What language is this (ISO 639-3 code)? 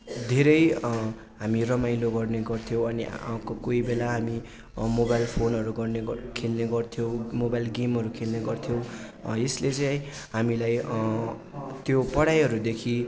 nep